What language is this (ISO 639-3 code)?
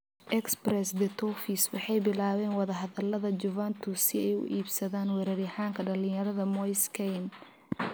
som